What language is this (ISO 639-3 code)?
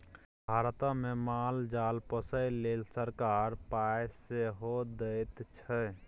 mai